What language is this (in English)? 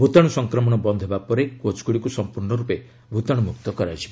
Odia